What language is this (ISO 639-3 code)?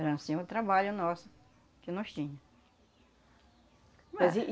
por